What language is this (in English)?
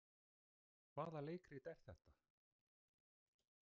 Icelandic